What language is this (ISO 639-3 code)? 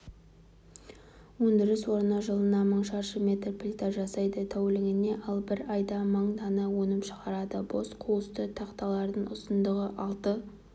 kaz